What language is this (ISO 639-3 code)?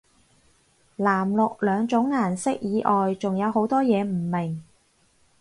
yue